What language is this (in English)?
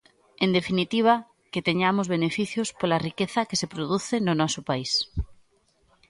Galician